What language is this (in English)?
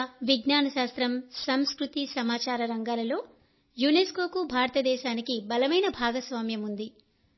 Telugu